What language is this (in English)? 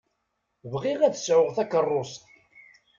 Kabyle